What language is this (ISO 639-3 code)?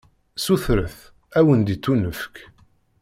kab